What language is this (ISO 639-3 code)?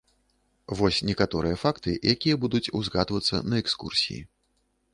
bel